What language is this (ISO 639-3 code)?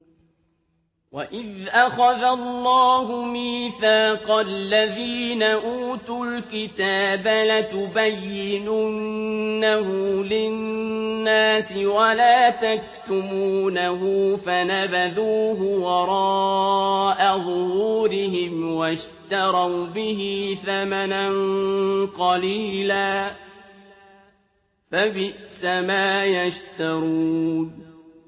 ara